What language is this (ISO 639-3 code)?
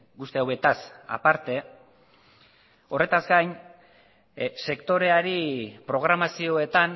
eus